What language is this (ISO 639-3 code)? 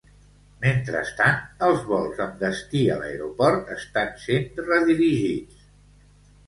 cat